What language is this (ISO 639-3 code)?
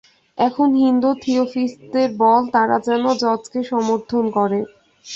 ben